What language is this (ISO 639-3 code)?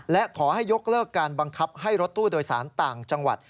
tha